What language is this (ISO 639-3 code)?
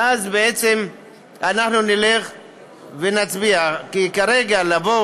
heb